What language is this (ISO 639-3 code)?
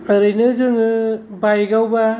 brx